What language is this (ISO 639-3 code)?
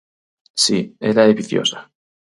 glg